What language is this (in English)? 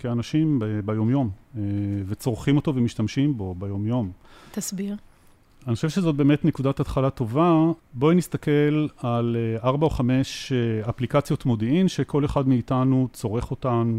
Hebrew